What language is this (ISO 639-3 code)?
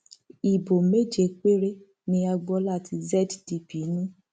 yor